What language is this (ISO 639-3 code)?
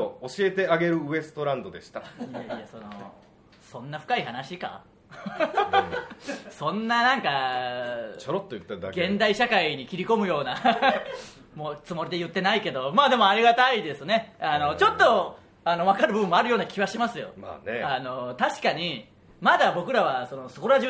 jpn